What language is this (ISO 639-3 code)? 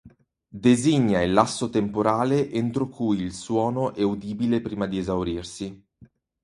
ita